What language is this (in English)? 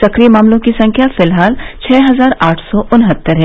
Hindi